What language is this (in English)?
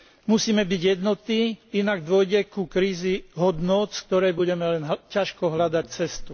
Slovak